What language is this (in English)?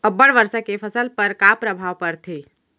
Chhattisgarhi